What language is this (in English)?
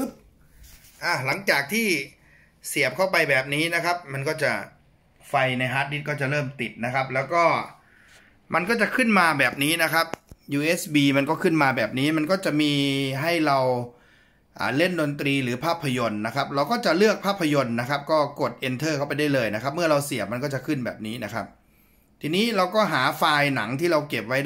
Thai